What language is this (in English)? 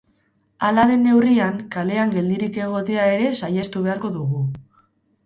Basque